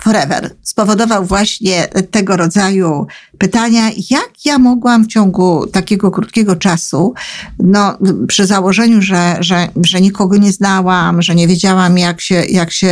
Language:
Polish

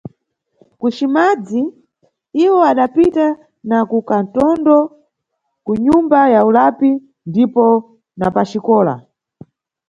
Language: Nyungwe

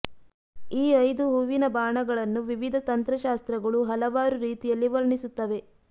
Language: Kannada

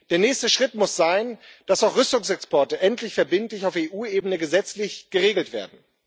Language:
German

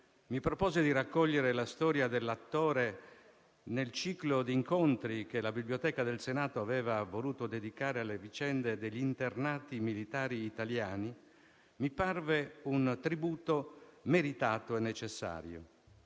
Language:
Italian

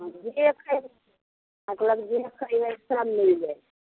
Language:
Maithili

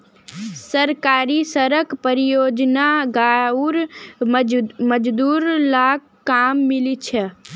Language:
Magahi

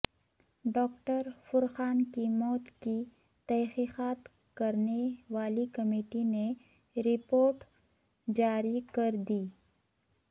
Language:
Urdu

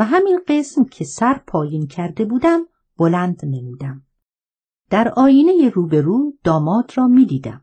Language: Persian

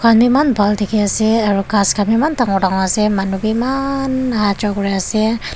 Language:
Naga Pidgin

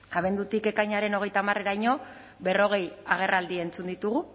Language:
Basque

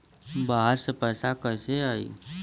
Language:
Bhojpuri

